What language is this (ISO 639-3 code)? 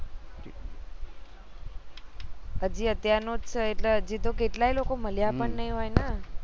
guj